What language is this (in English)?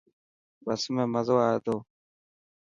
Dhatki